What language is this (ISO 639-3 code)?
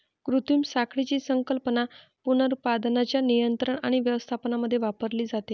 mar